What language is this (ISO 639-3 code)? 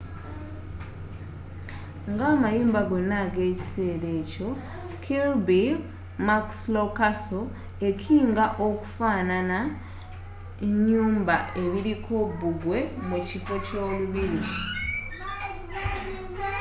lug